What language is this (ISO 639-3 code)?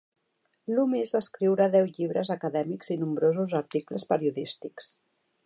cat